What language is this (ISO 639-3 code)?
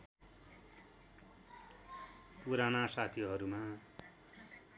nep